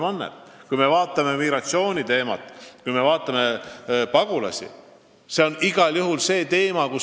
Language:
Estonian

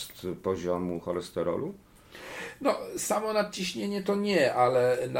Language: Polish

